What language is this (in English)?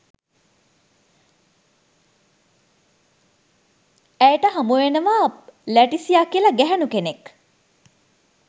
Sinhala